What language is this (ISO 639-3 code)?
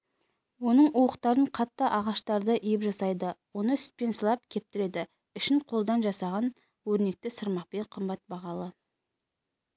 kaz